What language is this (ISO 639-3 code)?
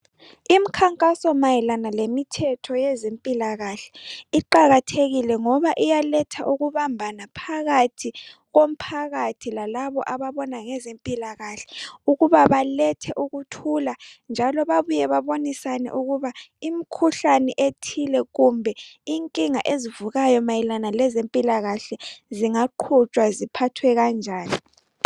nde